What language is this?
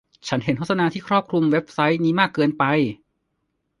Thai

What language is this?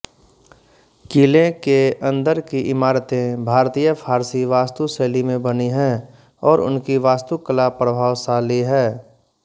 Hindi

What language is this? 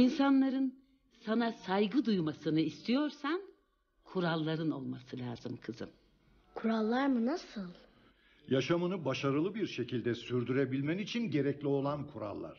Turkish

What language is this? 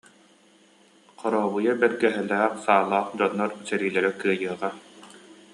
Yakut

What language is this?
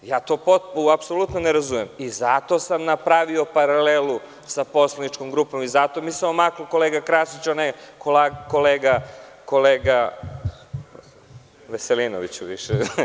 Serbian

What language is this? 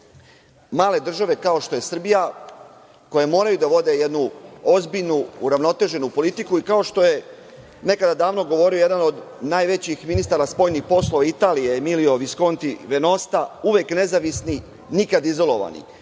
Serbian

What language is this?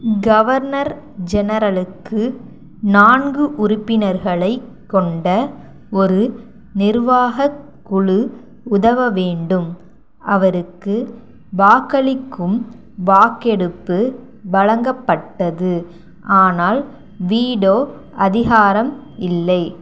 Tamil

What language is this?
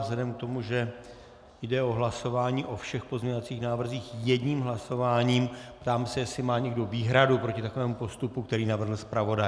Czech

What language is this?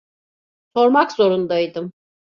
Turkish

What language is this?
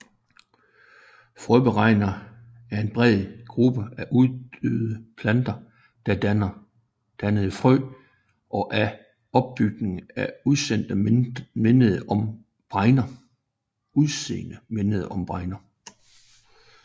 Danish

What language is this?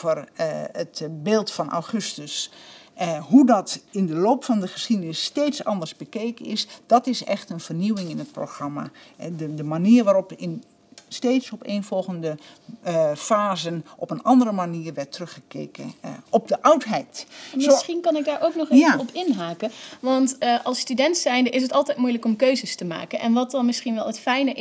Dutch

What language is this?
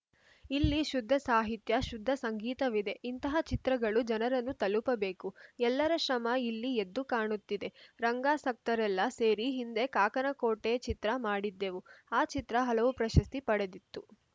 Kannada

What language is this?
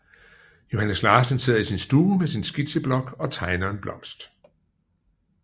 Danish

